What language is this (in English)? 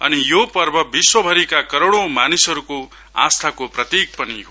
Nepali